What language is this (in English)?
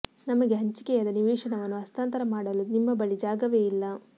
Kannada